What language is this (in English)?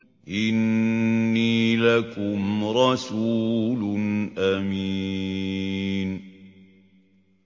Arabic